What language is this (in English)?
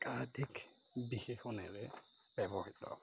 Assamese